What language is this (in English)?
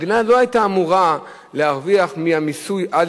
Hebrew